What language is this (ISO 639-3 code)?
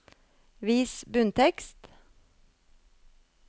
nor